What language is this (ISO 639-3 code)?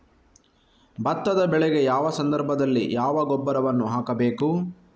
kan